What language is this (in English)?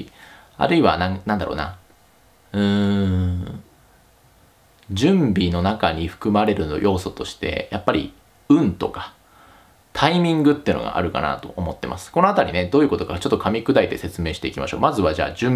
Japanese